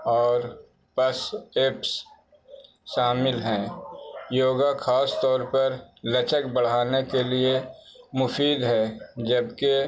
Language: Urdu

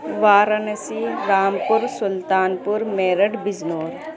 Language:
Urdu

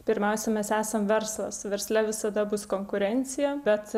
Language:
Lithuanian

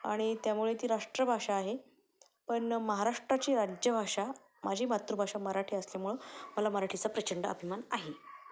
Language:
Marathi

